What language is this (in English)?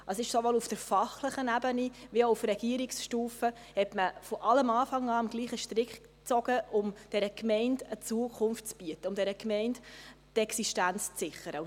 Swiss German